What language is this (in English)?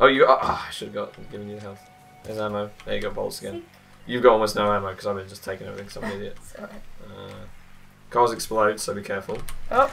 English